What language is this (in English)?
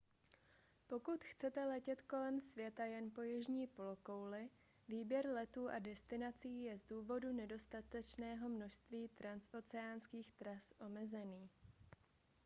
Czech